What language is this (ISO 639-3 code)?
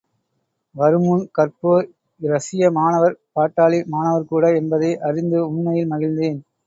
tam